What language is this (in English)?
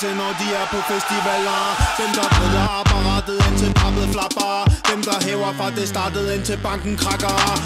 Danish